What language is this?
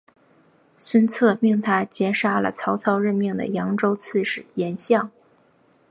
Chinese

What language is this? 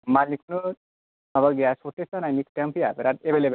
Bodo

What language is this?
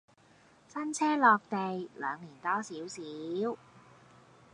Cantonese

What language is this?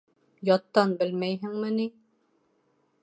Bashkir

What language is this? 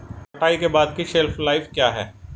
Hindi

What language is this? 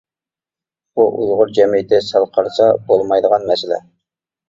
Uyghur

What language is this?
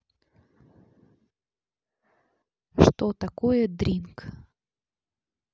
Russian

